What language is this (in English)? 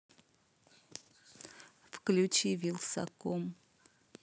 Russian